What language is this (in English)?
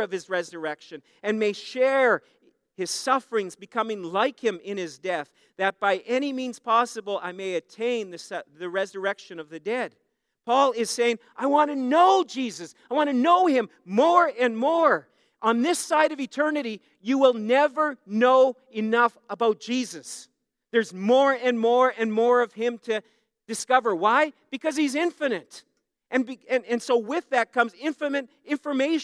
English